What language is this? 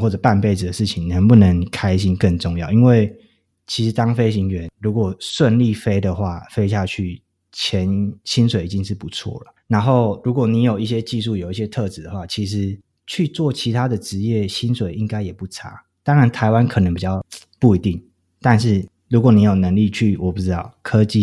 Chinese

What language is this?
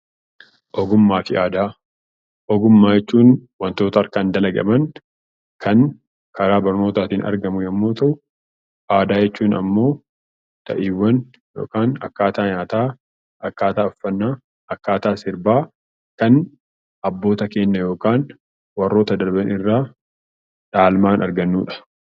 Oromo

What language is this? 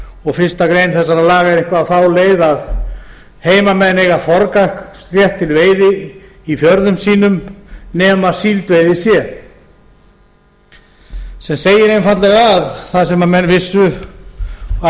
Icelandic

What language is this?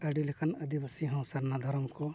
Santali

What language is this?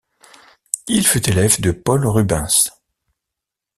French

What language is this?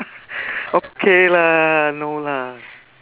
English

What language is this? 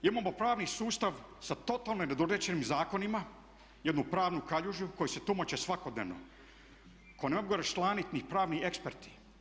Croatian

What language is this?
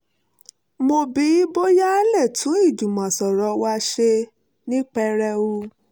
Yoruba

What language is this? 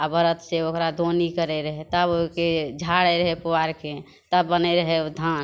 Maithili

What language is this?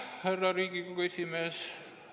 Estonian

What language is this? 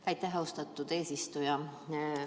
Estonian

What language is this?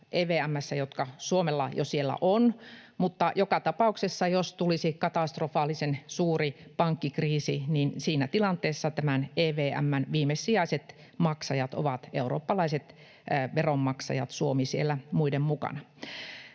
Finnish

